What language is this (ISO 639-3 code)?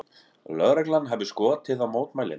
isl